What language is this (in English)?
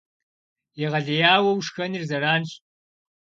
Kabardian